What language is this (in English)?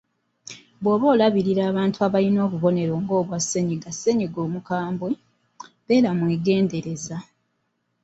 Ganda